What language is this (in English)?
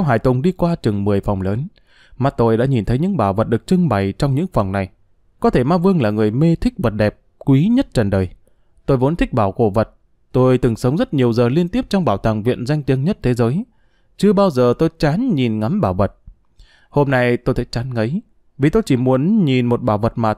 Vietnamese